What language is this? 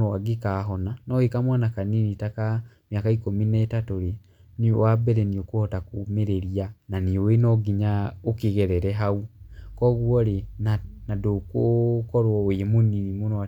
Kikuyu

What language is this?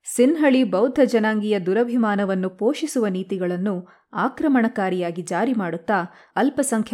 Kannada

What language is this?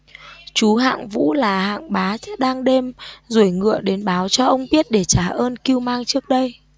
Vietnamese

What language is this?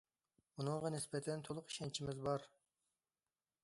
Uyghur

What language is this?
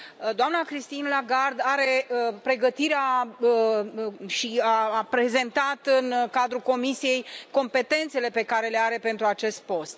Romanian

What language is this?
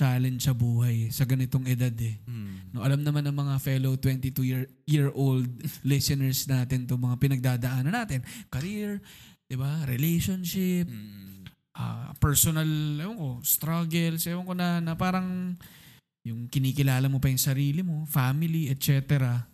Filipino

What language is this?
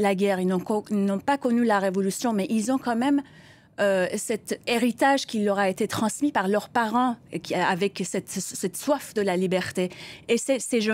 French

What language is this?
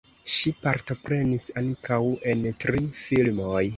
Esperanto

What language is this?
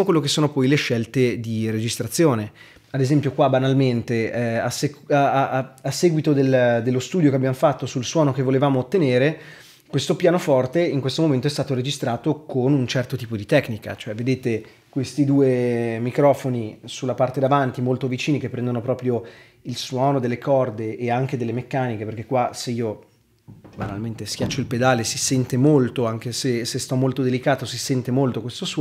Italian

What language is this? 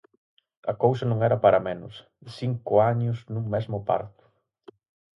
Galician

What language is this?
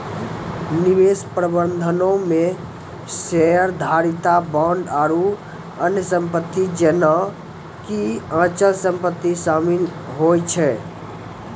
Maithili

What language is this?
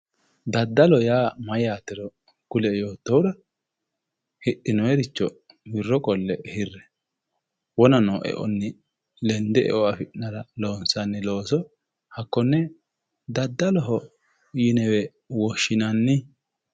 Sidamo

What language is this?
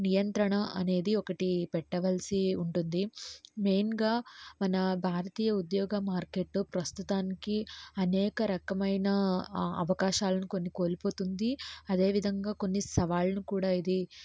Telugu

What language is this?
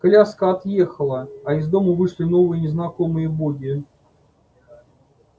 Russian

